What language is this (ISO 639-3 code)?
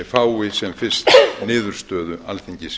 isl